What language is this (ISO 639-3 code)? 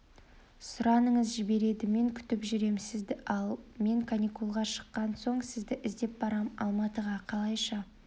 kaz